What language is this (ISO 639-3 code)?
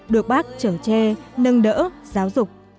vie